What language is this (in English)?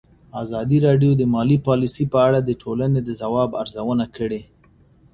Pashto